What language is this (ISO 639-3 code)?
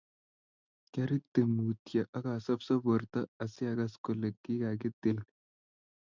kln